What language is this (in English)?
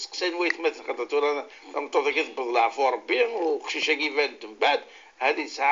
Arabic